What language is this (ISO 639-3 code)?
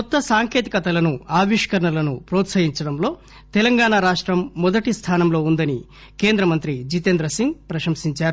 tel